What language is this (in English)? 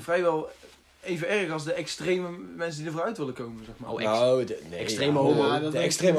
Dutch